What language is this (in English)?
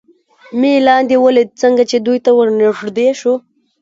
Pashto